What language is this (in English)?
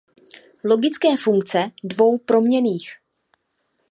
Czech